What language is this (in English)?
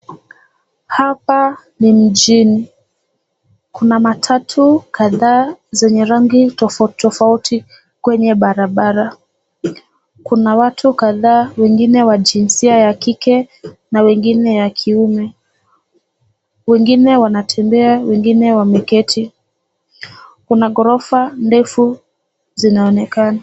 Swahili